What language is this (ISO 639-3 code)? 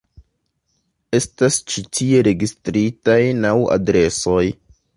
epo